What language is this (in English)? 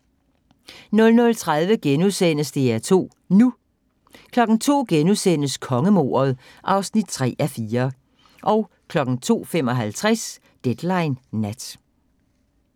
Danish